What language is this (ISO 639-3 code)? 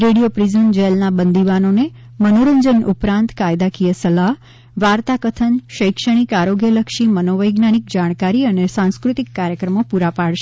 guj